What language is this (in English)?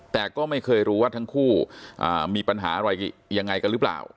Thai